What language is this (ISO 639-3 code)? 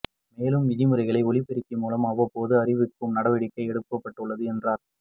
tam